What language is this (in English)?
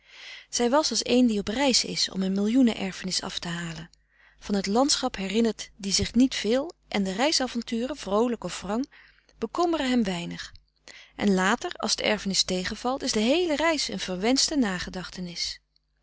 Dutch